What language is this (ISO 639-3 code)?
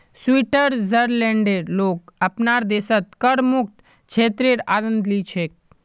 mag